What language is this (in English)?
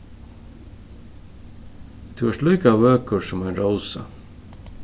Faroese